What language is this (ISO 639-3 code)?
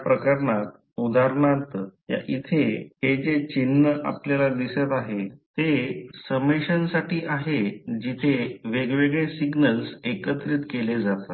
mar